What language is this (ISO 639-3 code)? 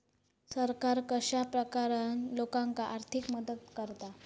mar